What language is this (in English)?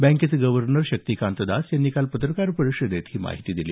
Marathi